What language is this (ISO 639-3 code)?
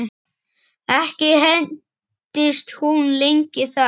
isl